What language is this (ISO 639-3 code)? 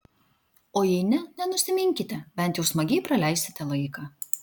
lit